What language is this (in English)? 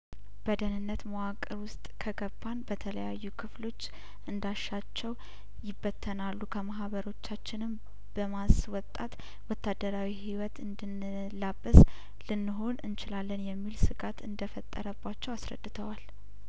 Amharic